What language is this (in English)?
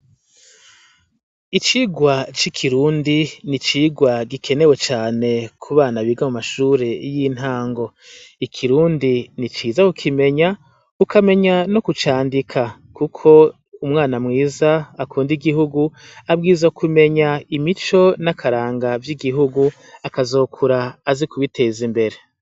Rundi